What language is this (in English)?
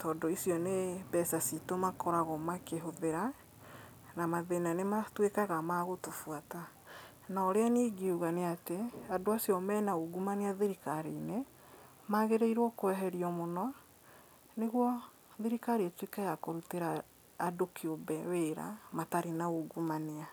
Kikuyu